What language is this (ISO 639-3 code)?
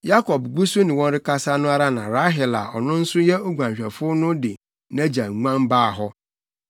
aka